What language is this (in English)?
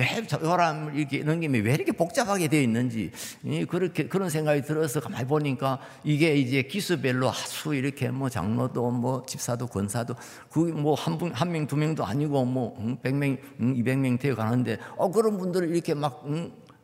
Korean